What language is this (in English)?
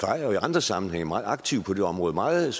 Danish